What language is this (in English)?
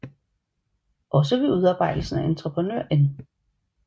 Danish